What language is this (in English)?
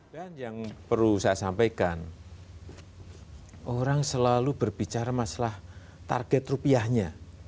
Indonesian